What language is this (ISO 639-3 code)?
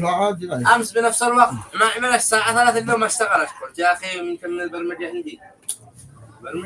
ara